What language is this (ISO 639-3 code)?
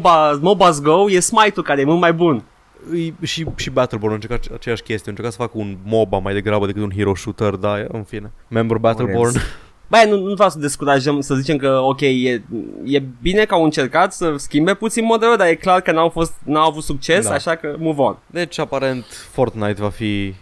ron